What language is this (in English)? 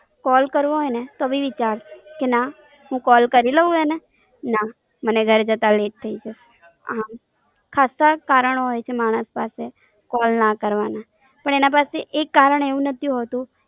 Gujarati